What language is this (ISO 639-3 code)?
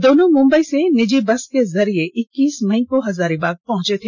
hin